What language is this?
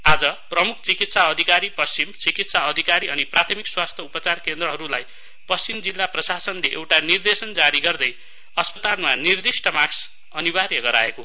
Nepali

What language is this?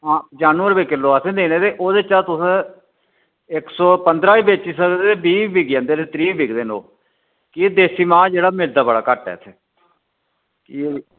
Dogri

